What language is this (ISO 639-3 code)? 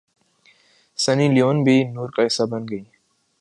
urd